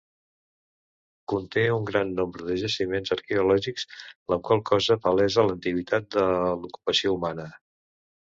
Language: Catalan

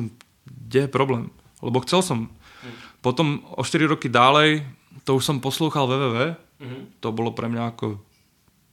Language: Czech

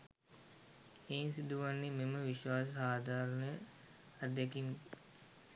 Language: Sinhala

